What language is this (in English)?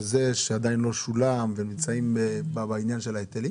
Hebrew